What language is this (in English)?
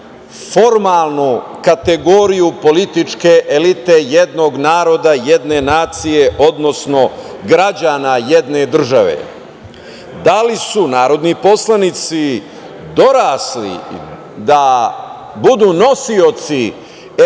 Serbian